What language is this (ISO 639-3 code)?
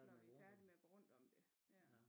dan